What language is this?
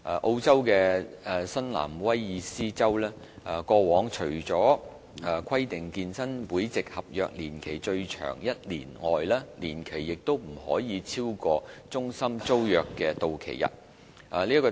Cantonese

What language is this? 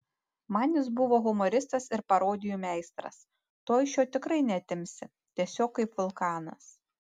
Lithuanian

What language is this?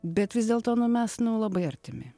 Lithuanian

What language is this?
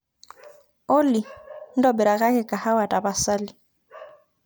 Masai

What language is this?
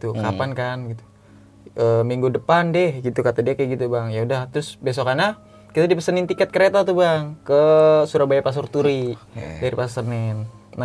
Indonesian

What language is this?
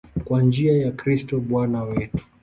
Swahili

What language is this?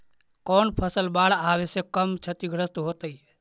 Magahi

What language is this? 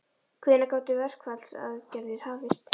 Icelandic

